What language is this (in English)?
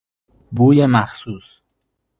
Persian